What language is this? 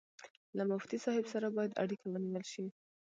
Pashto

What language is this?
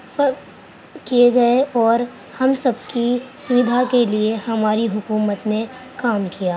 Urdu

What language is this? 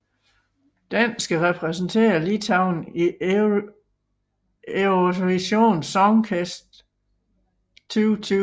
Danish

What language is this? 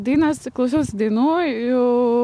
Lithuanian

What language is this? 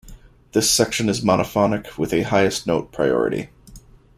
English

